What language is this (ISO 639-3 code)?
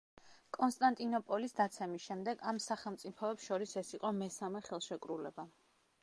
kat